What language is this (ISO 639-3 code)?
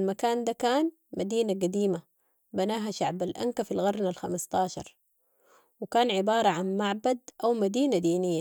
apd